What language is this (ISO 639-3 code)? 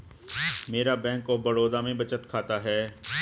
hin